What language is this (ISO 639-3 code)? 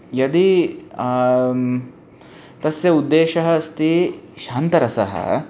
san